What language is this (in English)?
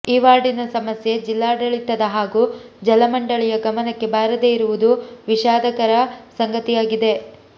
Kannada